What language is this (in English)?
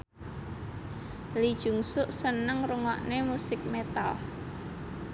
Javanese